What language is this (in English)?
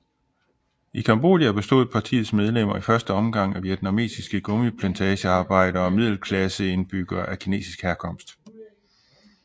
Danish